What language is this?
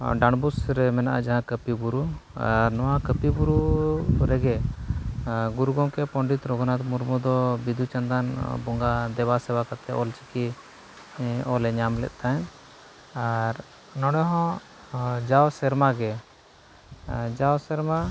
Santali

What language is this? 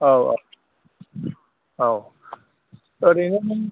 Bodo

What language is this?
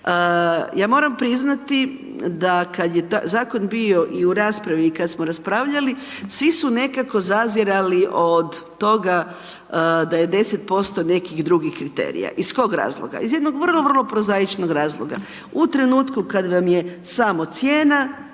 Croatian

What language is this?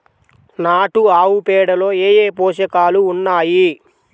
Telugu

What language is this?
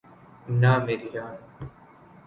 Urdu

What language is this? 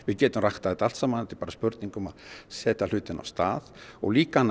Icelandic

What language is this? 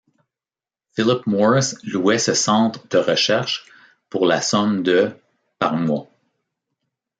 French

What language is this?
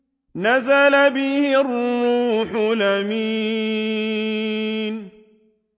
Arabic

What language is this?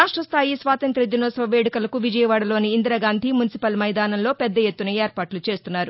Telugu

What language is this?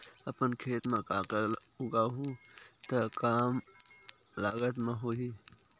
Chhattisgarhi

